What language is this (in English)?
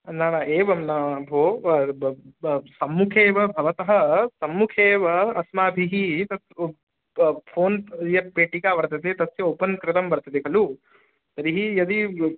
Sanskrit